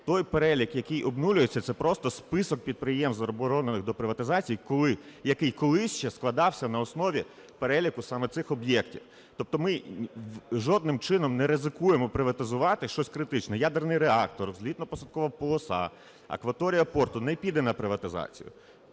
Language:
Ukrainian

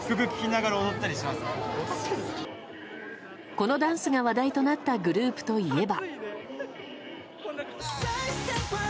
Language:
Japanese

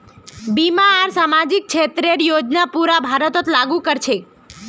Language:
Magahi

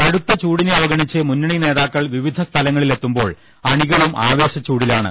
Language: Malayalam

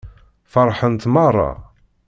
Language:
Kabyle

